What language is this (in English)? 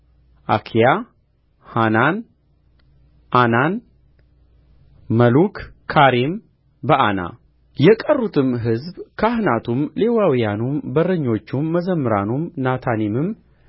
Amharic